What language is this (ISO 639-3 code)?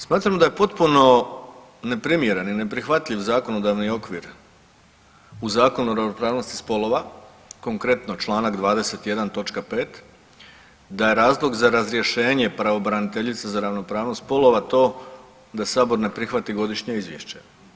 hrv